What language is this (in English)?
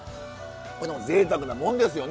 Japanese